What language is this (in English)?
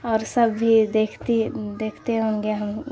Urdu